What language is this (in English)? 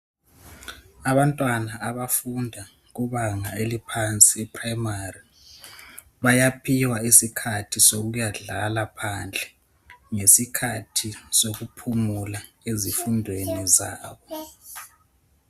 North Ndebele